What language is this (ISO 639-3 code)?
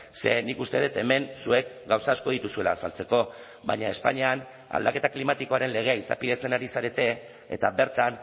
eus